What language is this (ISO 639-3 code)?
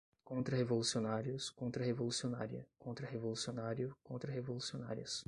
por